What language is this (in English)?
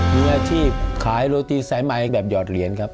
Thai